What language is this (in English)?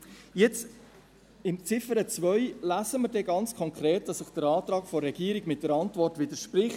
Swiss German